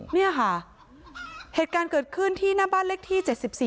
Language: Thai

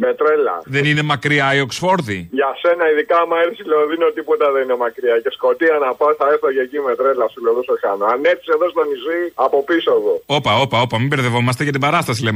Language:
Greek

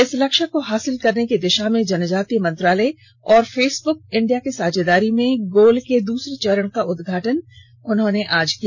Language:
Hindi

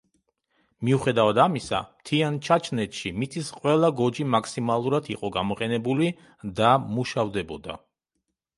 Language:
Georgian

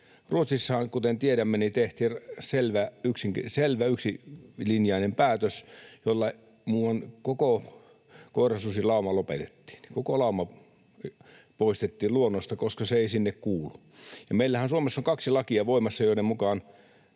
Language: Finnish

